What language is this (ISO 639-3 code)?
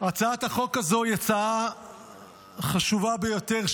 heb